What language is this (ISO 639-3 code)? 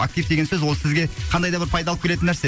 kaz